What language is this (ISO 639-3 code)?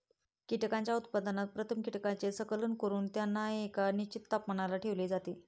mar